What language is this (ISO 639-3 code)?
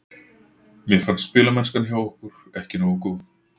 isl